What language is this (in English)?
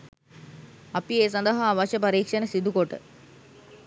Sinhala